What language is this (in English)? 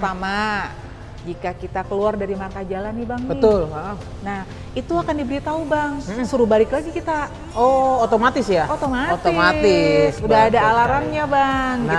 Indonesian